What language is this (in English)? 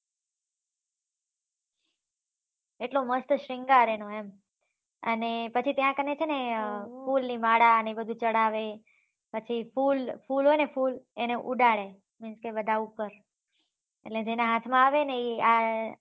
Gujarati